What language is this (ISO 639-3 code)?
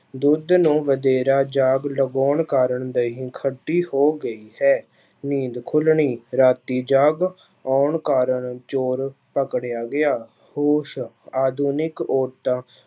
pan